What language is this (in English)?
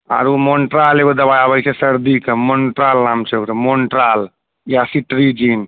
Maithili